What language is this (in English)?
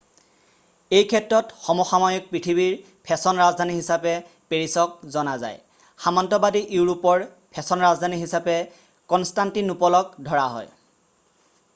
Assamese